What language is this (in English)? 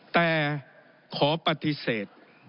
Thai